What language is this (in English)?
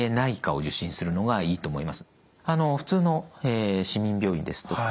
Japanese